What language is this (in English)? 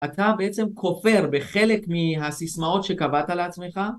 Hebrew